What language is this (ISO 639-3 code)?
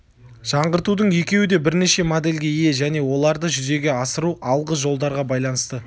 kaz